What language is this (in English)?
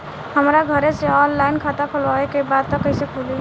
Bhojpuri